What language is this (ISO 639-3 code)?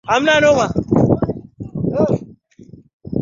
swa